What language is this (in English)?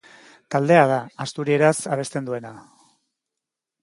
Basque